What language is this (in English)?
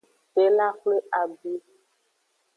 Aja (Benin)